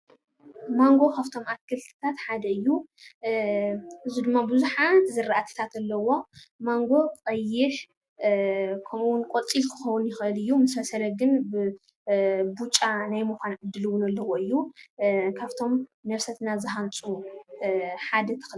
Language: Tigrinya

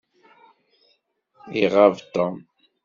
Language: Kabyle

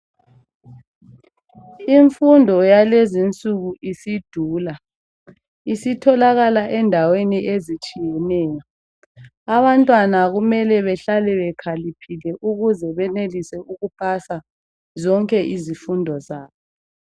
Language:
North Ndebele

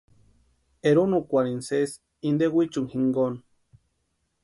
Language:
Western Highland Purepecha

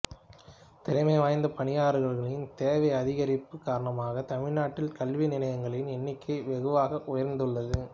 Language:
Tamil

